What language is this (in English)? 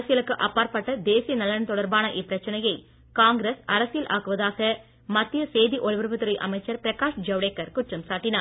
Tamil